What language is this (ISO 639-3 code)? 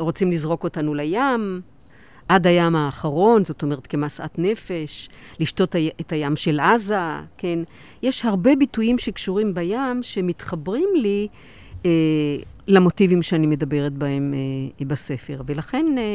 heb